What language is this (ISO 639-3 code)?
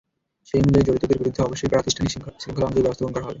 ben